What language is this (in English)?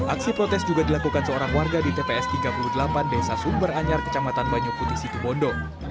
Indonesian